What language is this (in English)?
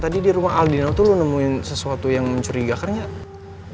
Indonesian